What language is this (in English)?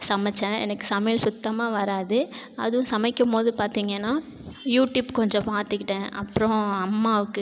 Tamil